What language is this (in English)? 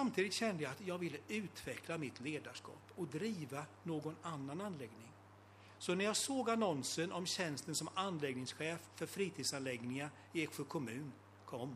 Swedish